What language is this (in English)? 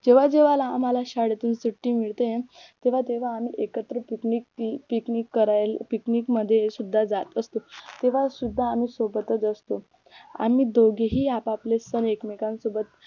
Marathi